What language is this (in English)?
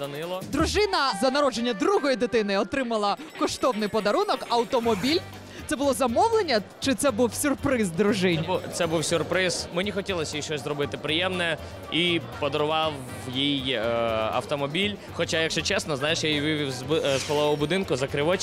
Ukrainian